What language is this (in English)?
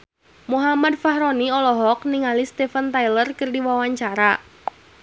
Sundanese